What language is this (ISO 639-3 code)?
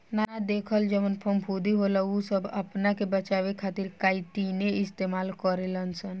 bho